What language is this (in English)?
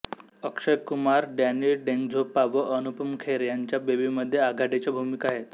Marathi